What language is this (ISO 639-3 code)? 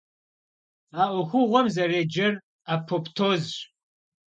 kbd